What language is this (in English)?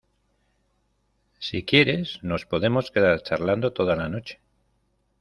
Spanish